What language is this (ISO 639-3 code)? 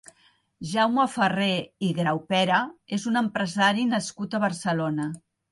cat